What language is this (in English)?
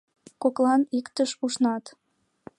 Mari